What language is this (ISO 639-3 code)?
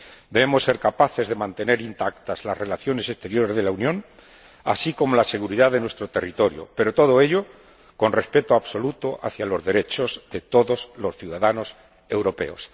spa